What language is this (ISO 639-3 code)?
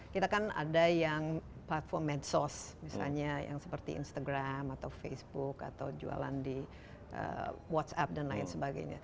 ind